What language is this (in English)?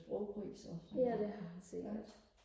Danish